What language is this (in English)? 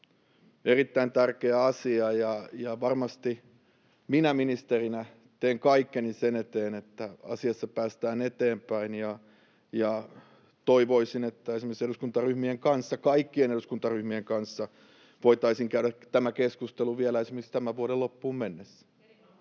Finnish